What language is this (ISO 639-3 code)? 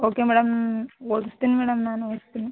kan